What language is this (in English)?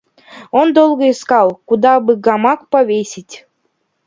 Russian